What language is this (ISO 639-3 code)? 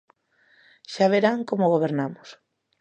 glg